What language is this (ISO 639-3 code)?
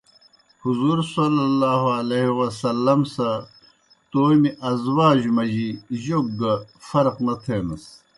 plk